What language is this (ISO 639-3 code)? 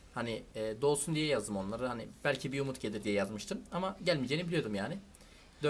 tur